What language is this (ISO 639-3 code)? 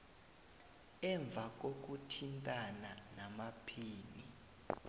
nbl